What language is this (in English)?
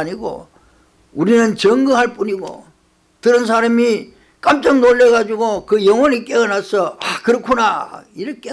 Korean